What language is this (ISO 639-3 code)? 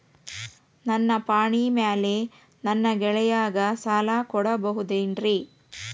kan